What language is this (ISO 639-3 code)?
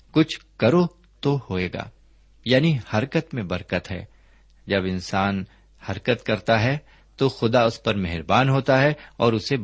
urd